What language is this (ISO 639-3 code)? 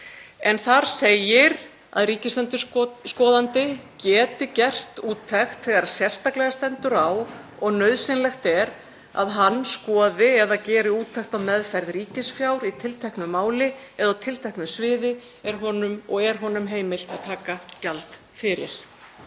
isl